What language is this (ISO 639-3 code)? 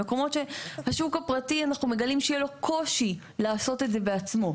heb